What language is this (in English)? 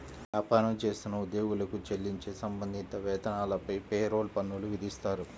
Telugu